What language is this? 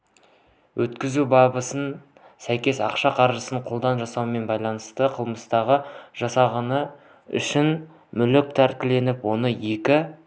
Kazakh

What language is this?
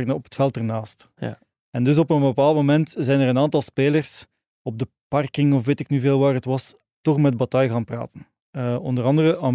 Dutch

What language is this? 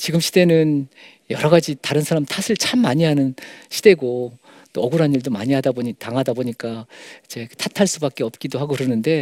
Korean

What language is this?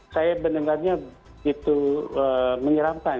Indonesian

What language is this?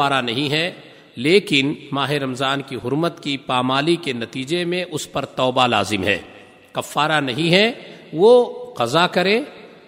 Urdu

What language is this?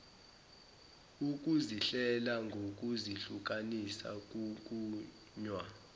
Zulu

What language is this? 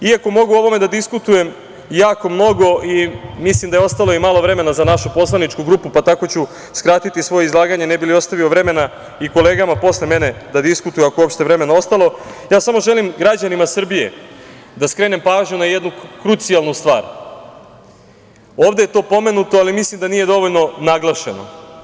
Serbian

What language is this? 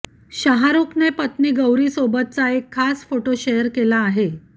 Marathi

